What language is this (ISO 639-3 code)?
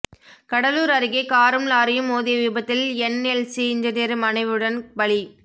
tam